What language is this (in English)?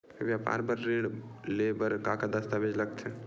Chhattisgarhi